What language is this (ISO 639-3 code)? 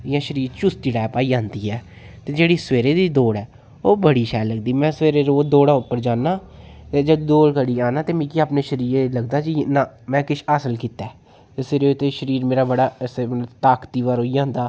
doi